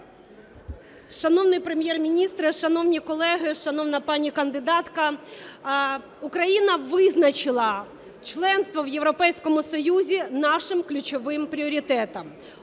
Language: Ukrainian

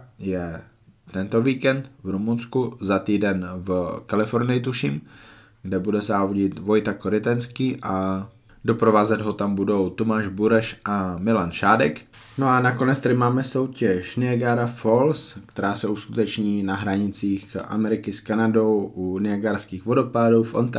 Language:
Czech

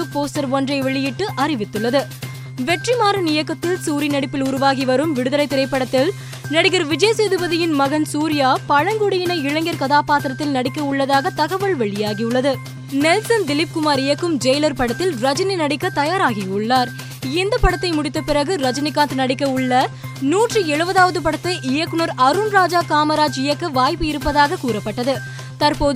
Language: Tamil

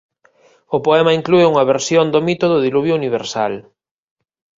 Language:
Galician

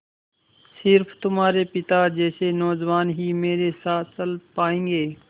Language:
Hindi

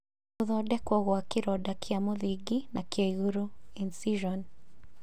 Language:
Kikuyu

